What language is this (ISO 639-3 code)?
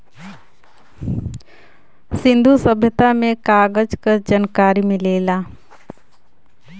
bho